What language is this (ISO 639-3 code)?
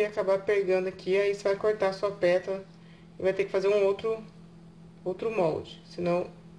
por